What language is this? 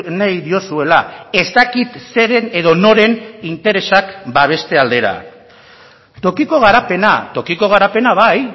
Basque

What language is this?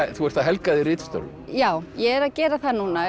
Icelandic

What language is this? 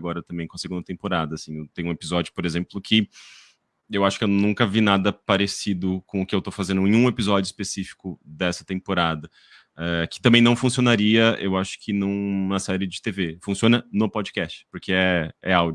Portuguese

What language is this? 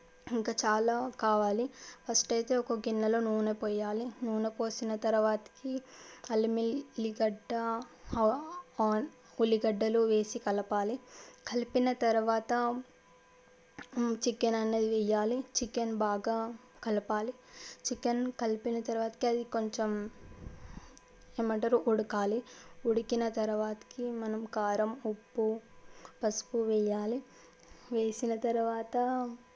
Telugu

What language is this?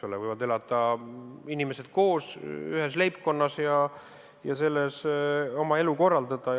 Estonian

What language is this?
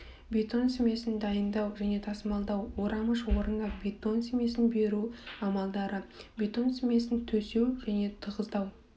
Kazakh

